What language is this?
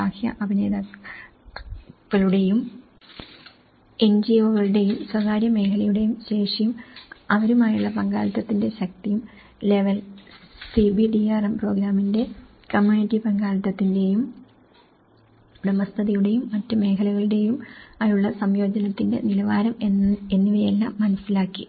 Malayalam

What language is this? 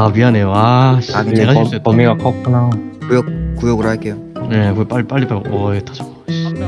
Korean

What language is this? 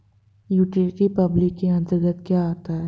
Hindi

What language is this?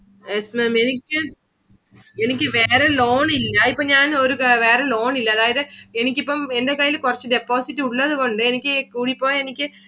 Malayalam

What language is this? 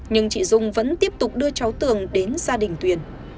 Vietnamese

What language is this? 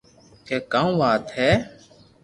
Loarki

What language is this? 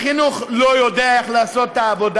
Hebrew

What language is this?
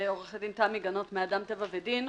Hebrew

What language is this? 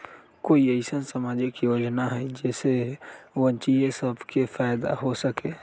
Magahi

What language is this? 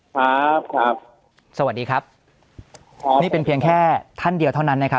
Thai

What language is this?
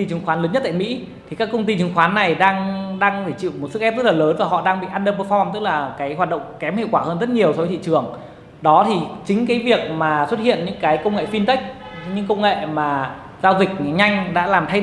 Vietnamese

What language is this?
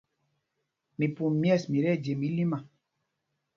Mpumpong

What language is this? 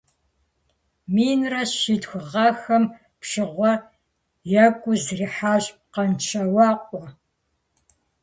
Kabardian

